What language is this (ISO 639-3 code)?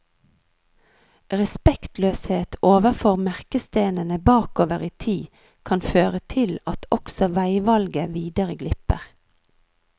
nor